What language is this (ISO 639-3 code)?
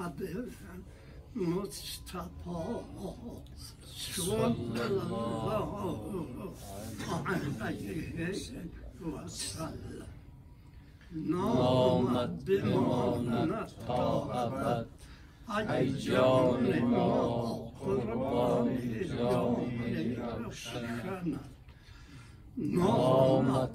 fas